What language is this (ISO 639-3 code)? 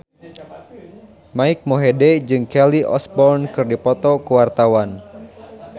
sun